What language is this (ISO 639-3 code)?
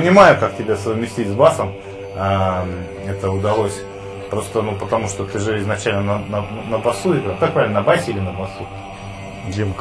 rus